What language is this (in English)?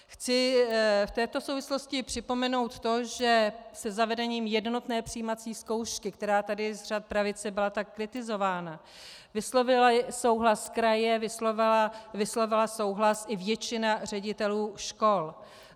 Czech